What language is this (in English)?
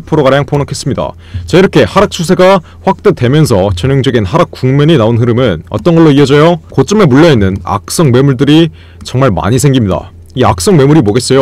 Korean